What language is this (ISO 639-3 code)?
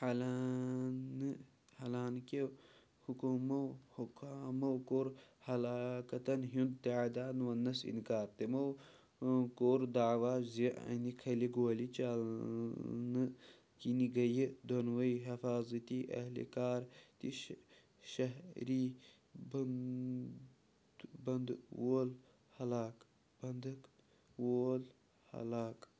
kas